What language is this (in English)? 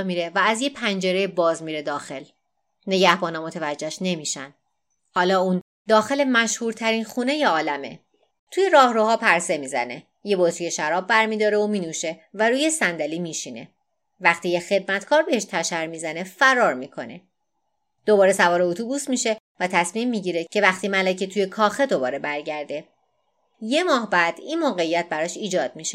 Persian